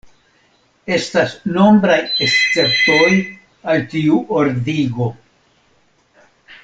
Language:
Esperanto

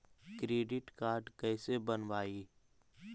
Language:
Magahi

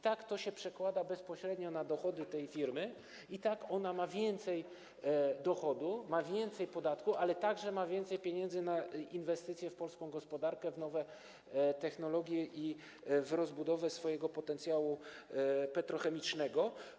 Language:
Polish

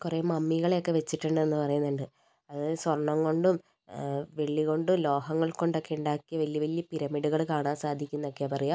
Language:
Malayalam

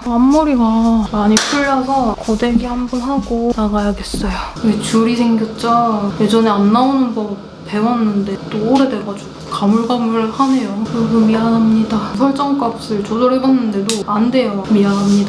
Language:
Korean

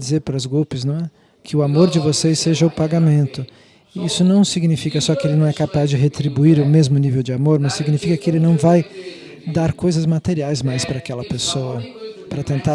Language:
Portuguese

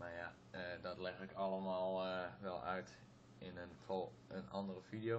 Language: Dutch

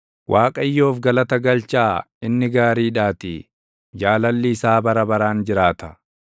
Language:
Oromo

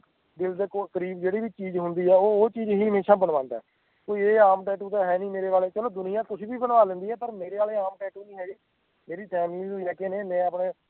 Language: Punjabi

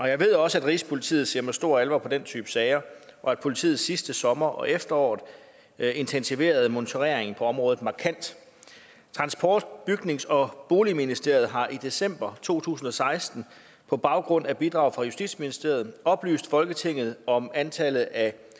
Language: Danish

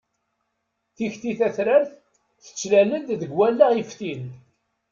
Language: Kabyle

